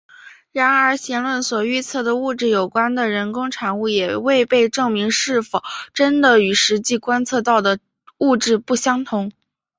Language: Chinese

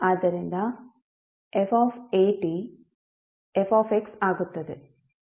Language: Kannada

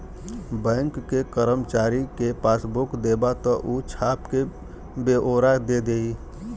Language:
Bhojpuri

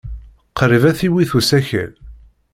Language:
Kabyle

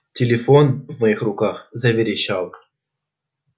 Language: Russian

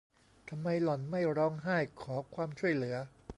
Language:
Thai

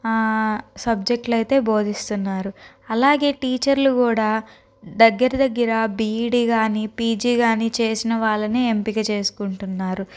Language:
Telugu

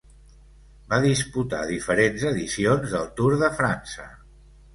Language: Catalan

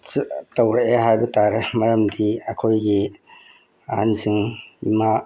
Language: Manipuri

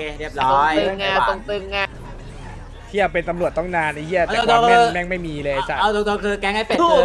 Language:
Thai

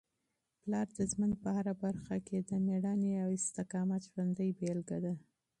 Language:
Pashto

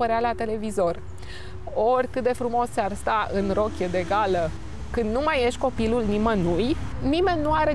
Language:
Romanian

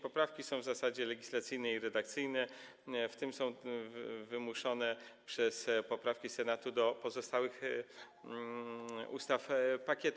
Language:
Polish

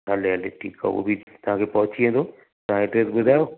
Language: Sindhi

